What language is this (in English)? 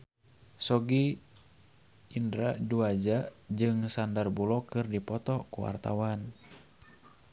Sundanese